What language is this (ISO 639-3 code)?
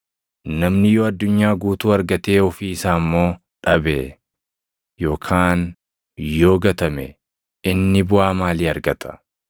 orm